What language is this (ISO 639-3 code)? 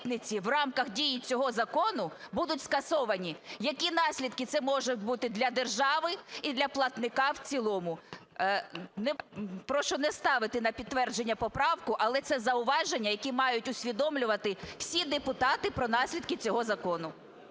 ukr